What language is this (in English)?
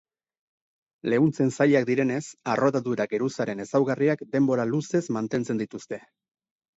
Basque